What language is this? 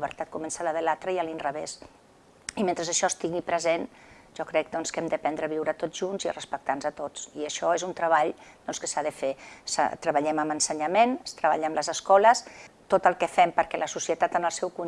Catalan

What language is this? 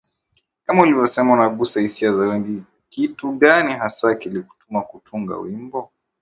Swahili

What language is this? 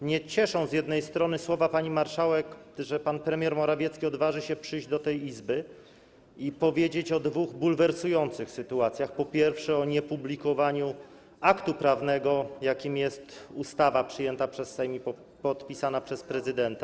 Polish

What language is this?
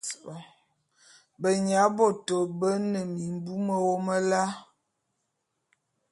Bulu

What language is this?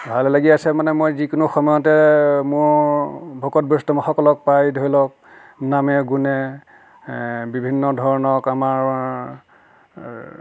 Assamese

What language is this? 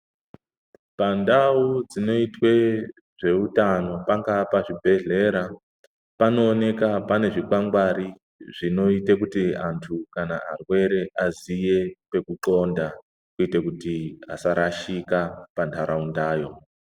Ndau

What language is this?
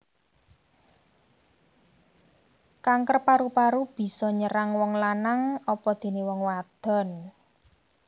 Javanese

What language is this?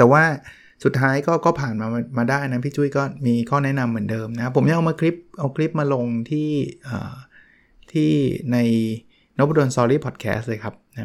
Thai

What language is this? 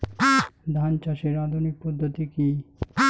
Bangla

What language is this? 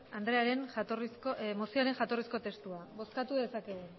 Basque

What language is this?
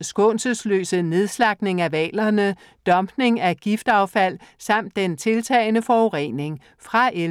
Danish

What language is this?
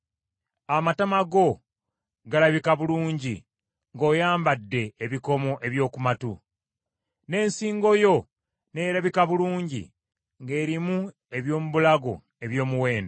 Ganda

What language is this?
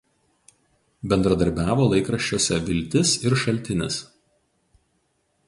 Lithuanian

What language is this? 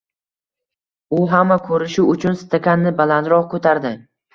Uzbek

